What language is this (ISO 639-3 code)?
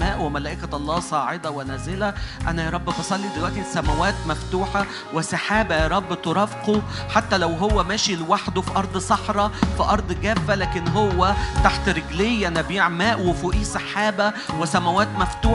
ara